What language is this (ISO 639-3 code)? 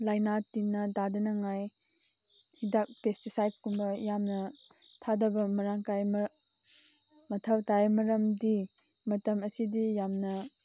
mni